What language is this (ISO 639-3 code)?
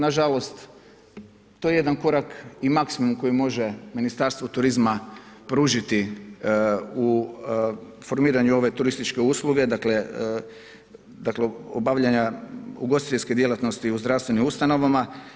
hrv